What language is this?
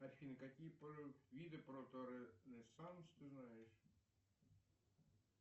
Russian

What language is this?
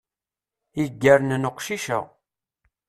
Kabyle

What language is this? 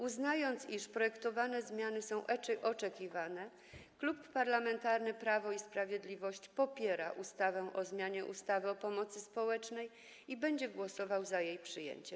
Polish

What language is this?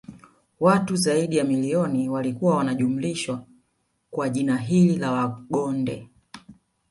Swahili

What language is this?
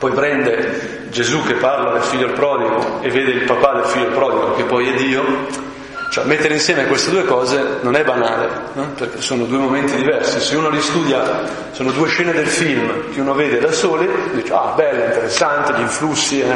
Italian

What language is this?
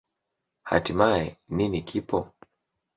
Swahili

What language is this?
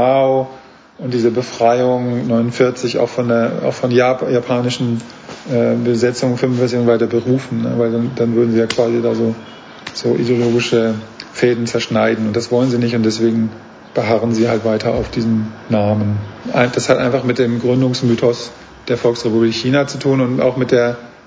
German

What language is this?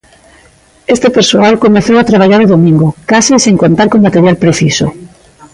Galician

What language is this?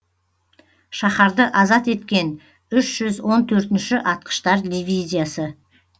Kazakh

